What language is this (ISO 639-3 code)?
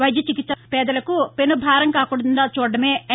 tel